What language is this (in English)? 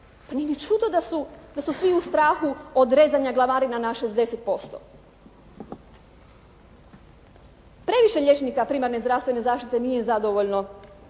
Croatian